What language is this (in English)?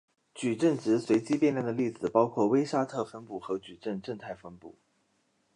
Chinese